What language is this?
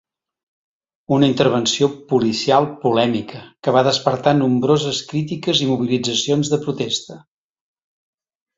Catalan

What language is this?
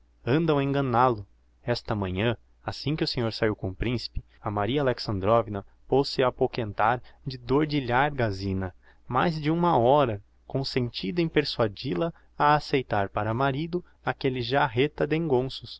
Portuguese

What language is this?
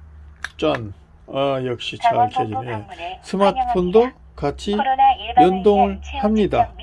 Korean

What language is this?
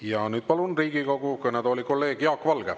Estonian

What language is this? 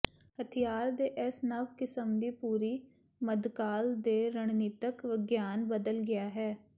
Punjabi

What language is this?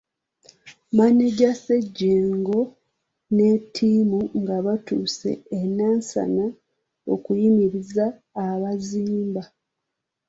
Ganda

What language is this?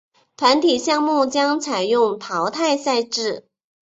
Chinese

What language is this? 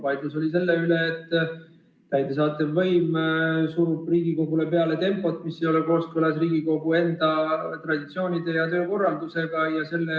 Estonian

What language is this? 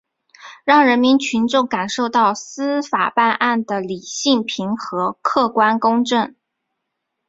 Chinese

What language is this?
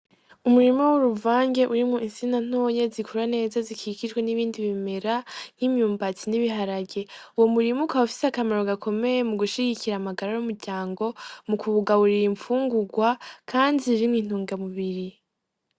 Rundi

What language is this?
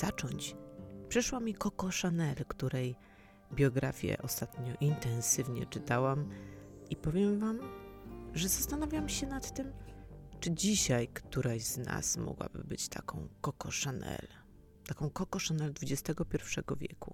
Polish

